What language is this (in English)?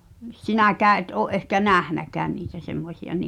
Finnish